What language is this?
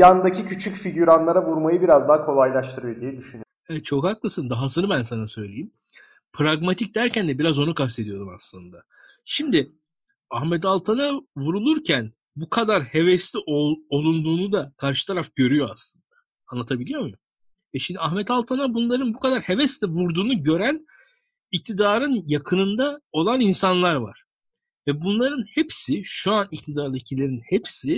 Turkish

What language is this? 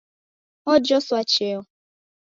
Taita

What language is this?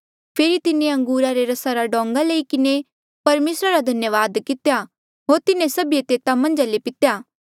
Mandeali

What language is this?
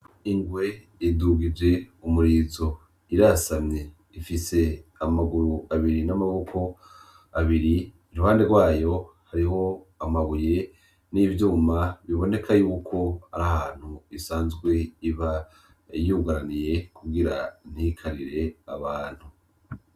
Rundi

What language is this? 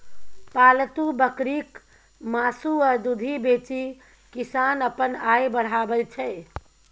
Maithili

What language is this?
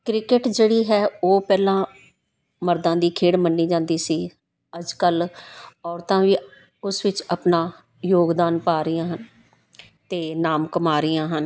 Punjabi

